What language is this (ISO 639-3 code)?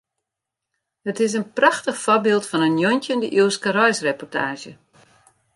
fry